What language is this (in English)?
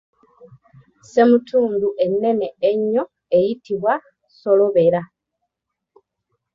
Ganda